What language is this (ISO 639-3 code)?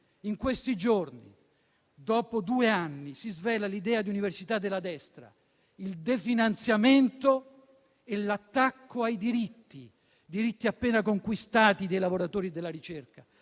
ita